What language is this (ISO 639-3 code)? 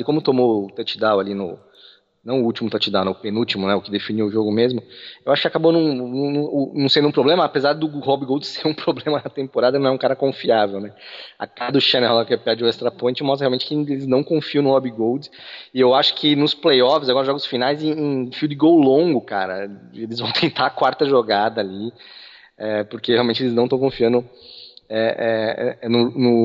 por